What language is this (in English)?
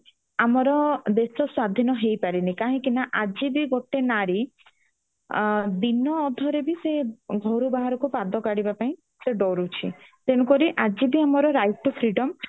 Odia